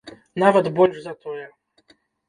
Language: Belarusian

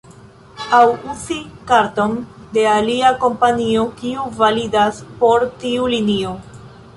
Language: Esperanto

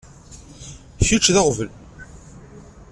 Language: Kabyle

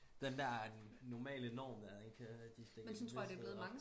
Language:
Danish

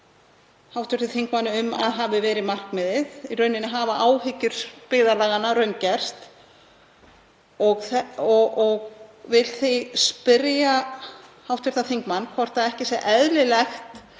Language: Icelandic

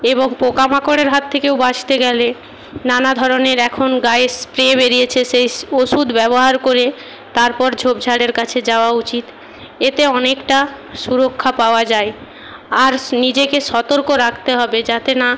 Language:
Bangla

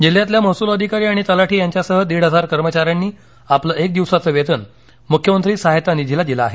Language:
Marathi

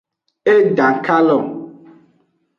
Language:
Aja (Benin)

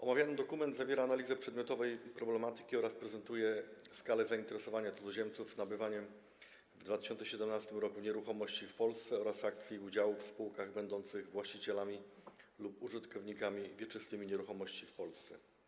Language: Polish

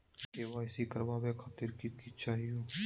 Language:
Magahi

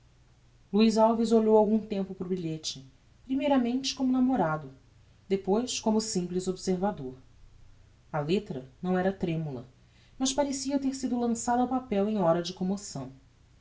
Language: Portuguese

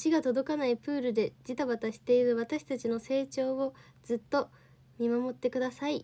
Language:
Japanese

